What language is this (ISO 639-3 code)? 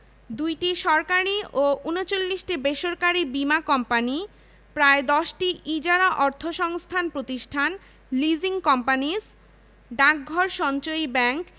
ben